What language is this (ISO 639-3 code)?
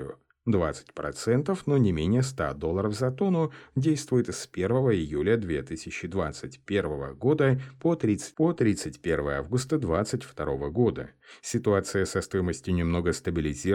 rus